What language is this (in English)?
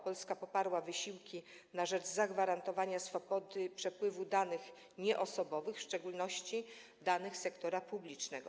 Polish